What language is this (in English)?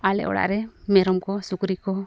Santali